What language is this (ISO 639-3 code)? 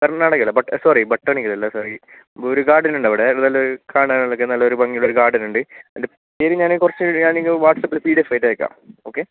mal